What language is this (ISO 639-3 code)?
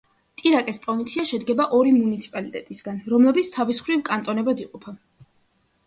kat